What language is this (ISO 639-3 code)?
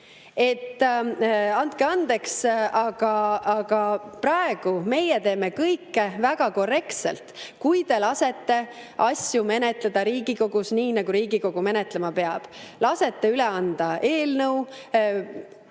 est